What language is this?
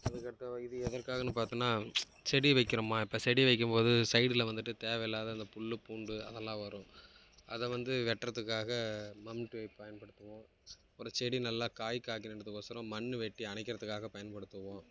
Tamil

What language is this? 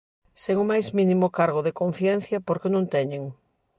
Galician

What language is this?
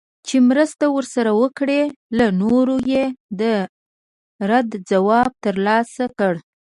Pashto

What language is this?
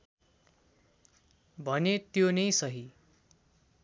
Nepali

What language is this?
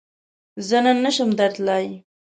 Pashto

